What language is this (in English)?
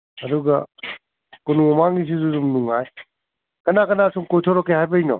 Manipuri